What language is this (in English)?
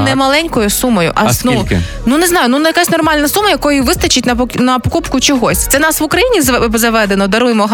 Ukrainian